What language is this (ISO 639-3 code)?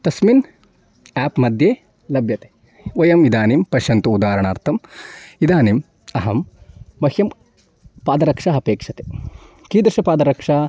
san